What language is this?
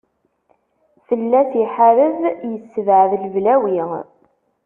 Kabyle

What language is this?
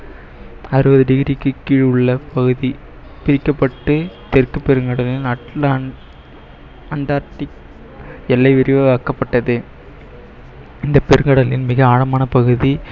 Tamil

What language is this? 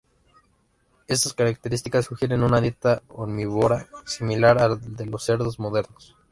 Spanish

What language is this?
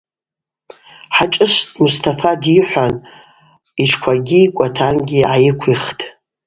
Abaza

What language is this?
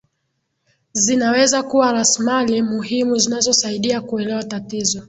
Swahili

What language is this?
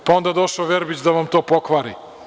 Serbian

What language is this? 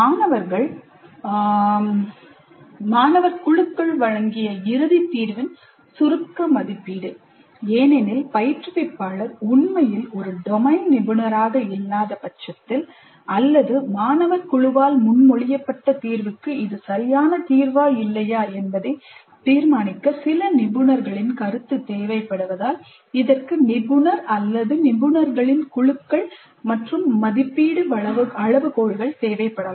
Tamil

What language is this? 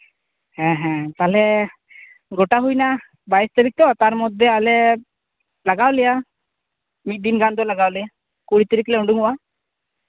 Santali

